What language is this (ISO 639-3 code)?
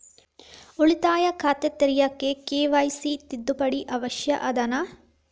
kan